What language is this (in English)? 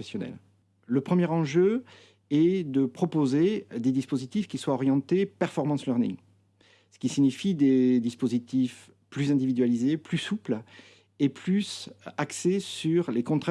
French